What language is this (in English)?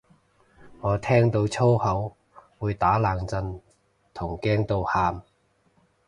Cantonese